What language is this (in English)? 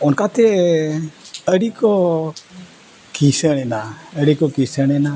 Santali